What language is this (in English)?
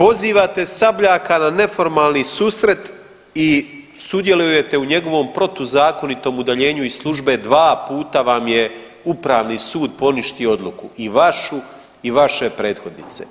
Croatian